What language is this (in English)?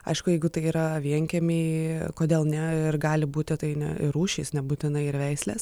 Lithuanian